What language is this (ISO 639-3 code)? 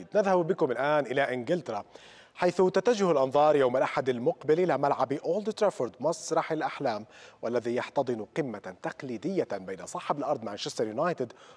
ara